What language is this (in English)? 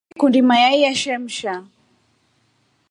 Rombo